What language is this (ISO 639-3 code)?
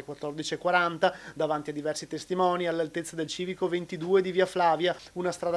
ita